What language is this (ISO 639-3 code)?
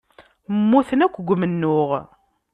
kab